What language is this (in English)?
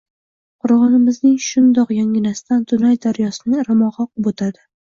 Uzbek